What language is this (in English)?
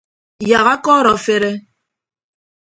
Ibibio